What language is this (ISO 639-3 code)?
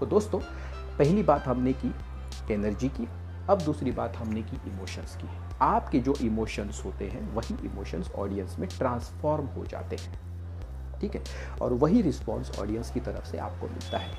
hin